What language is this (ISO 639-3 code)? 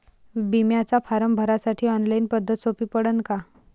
mar